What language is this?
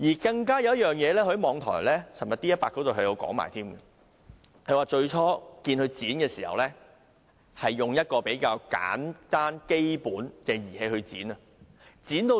Cantonese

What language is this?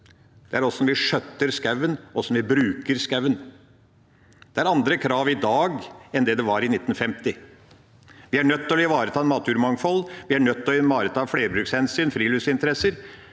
Norwegian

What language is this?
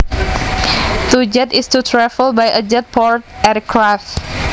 Javanese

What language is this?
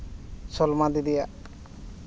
Santali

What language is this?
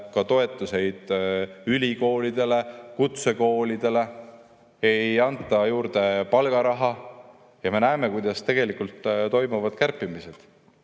Estonian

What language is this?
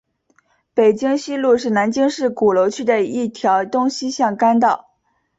Chinese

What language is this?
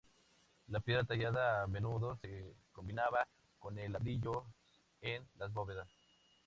Spanish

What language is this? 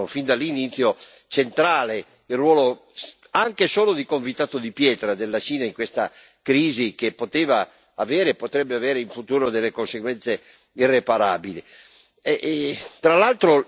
Italian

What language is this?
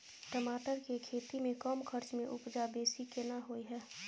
Maithili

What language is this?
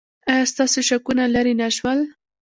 Pashto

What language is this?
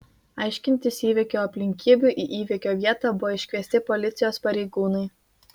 Lithuanian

